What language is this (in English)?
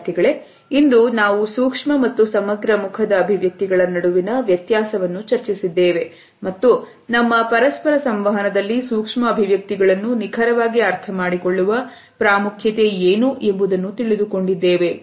Kannada